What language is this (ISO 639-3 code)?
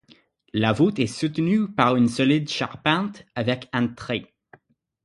fra